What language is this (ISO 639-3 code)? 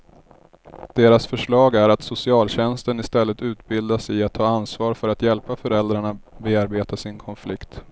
swe